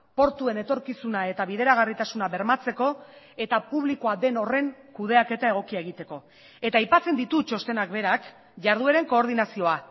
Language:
Basque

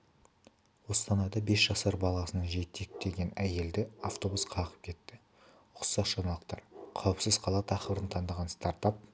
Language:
Kazakh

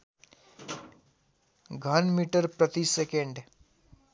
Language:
Nepali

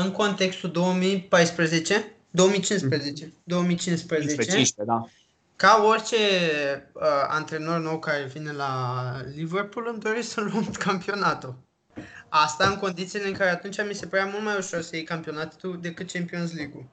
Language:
Romanian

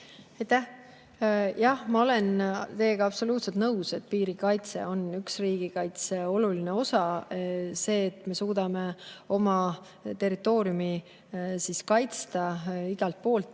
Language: Estonian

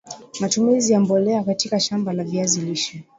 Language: Swahili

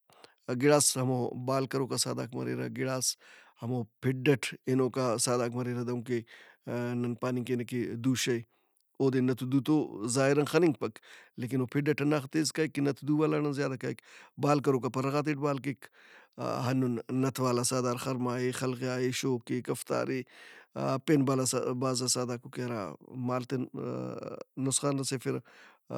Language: Brahui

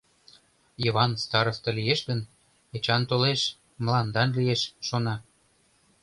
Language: Mari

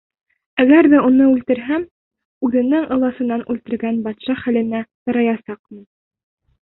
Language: Bashkir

